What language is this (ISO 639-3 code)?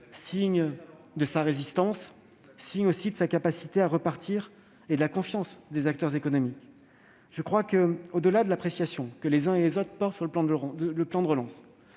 fra